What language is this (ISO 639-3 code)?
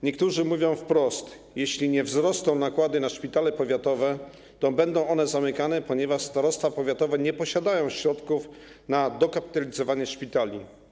pol